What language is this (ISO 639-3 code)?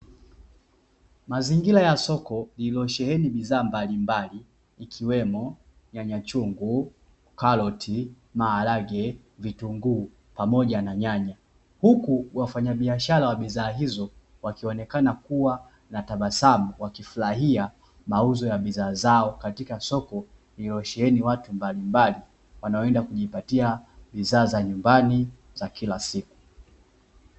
swa